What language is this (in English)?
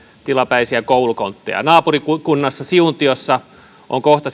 Finnish